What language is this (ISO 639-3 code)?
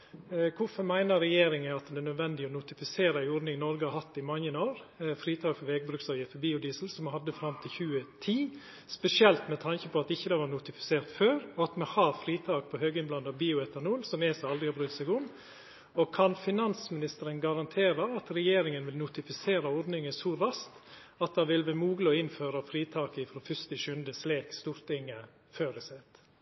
nno